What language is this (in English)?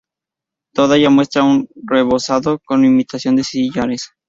Spanish